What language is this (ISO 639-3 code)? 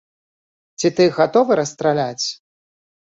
bel